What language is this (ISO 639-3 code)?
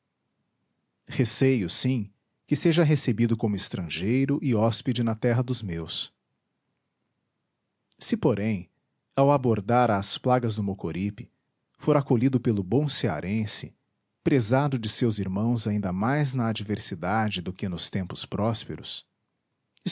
por